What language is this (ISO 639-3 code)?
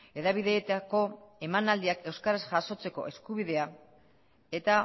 eus